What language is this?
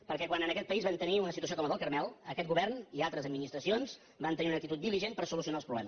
Catalan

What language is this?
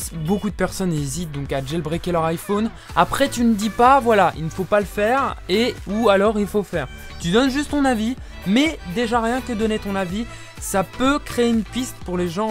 French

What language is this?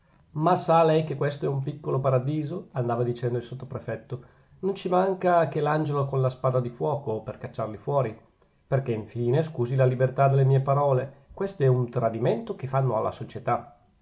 Italian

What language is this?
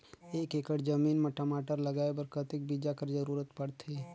Chhattisgarhi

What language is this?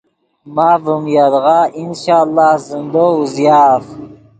Yidgha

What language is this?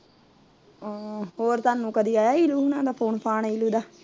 Punjabi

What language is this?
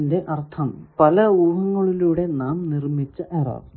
Malayalam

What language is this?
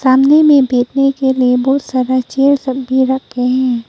Hindi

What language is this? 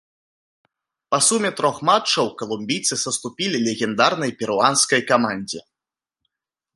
Belarusian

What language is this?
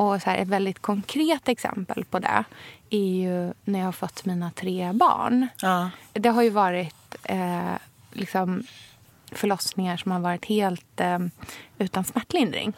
Swedish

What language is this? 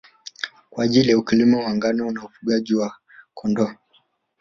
Swahili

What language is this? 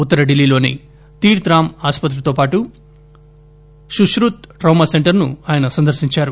Telugu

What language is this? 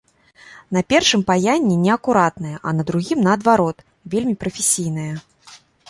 Belarusian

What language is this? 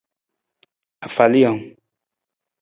Nawdm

